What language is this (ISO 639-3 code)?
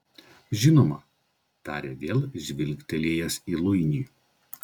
lit